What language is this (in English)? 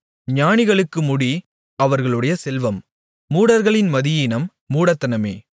Tamil